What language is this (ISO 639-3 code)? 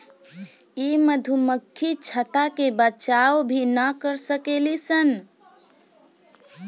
bho